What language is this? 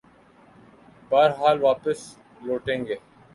Urdu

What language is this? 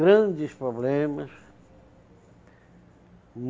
Portuguese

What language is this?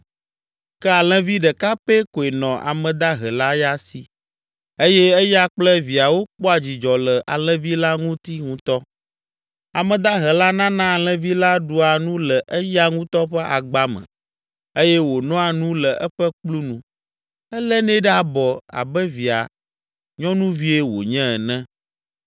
Ewe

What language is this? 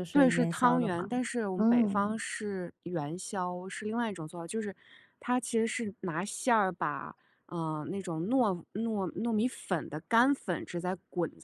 Chinese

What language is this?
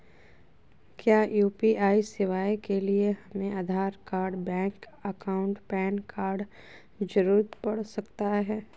Magahi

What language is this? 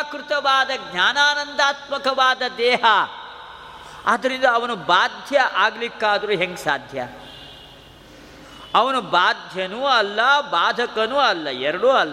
Kannada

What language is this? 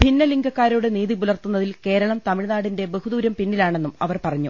Malayalam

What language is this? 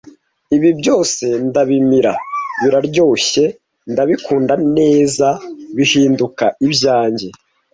Kinyarwanda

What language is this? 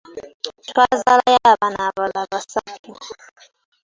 Ganda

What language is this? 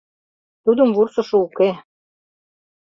Mari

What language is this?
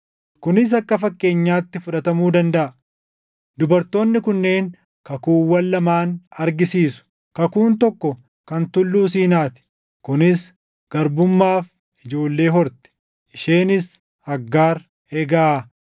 Oromo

